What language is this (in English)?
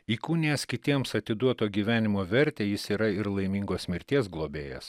Lithuanian